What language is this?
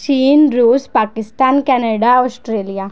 Punjabi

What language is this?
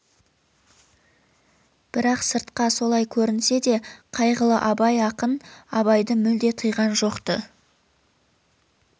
Kazakh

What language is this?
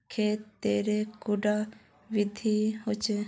Magahi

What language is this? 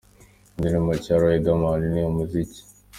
Kinyarwanda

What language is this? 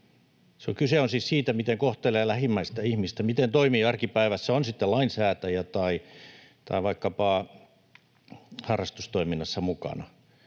Finnish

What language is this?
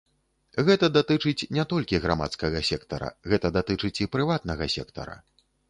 Belarusian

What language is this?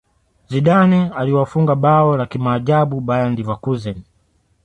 Swahili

